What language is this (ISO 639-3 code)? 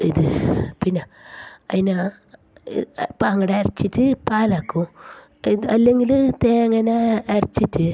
mal